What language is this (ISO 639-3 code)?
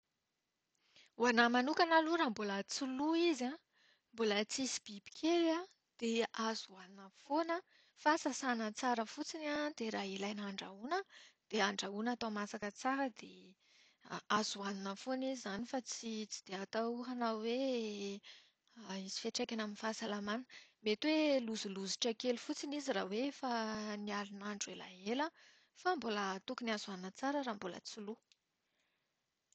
mlg